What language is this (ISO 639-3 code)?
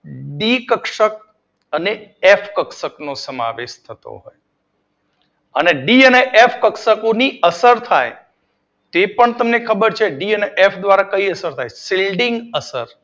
guj